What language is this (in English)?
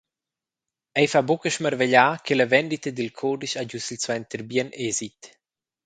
Romansh